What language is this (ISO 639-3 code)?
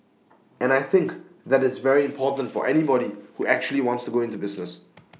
eng